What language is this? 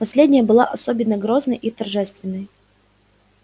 Russian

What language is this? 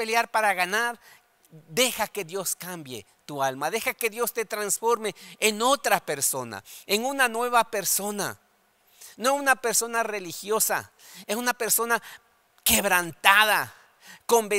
Spanish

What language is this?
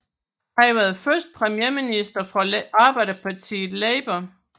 Danish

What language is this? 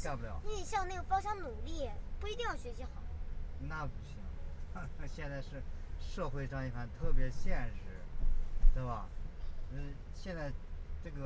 Chinese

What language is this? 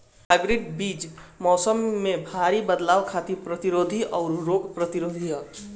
Bhojpuri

